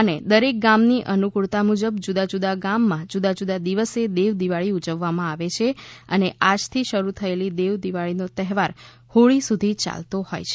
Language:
Gujarati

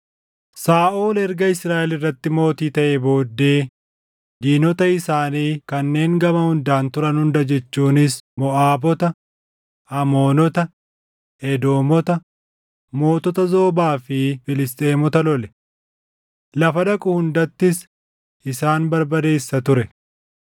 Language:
Oromo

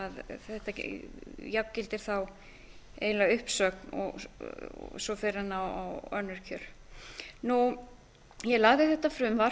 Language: Icelandic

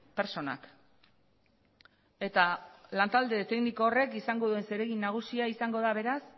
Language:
Basque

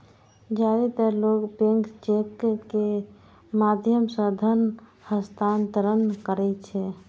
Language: Maithili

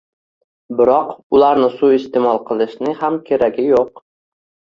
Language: Uzbek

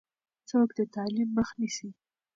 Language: Pashto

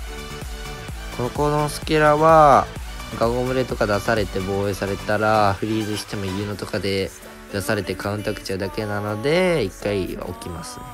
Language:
Japanese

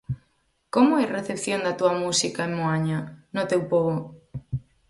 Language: Galician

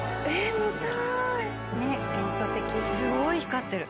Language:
Japanese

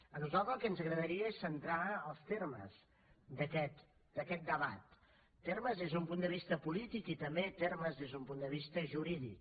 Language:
Catalan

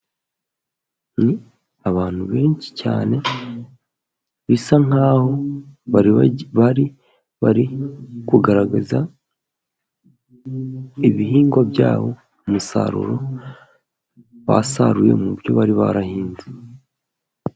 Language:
Kinyarwanda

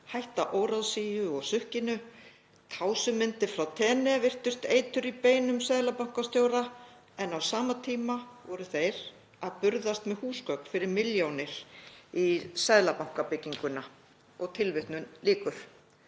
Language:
Icelandic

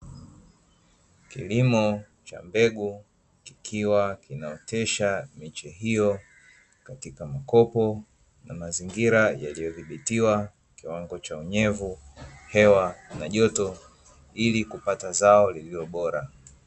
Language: Swahili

